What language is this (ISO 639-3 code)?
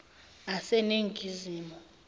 zul